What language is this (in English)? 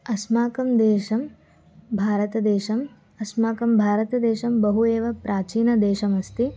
Sanskrit